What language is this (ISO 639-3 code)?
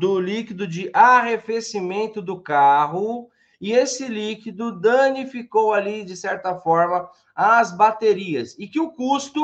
por